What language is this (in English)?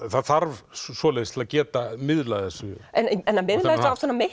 Icelandic